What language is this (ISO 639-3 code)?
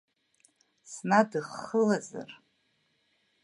abk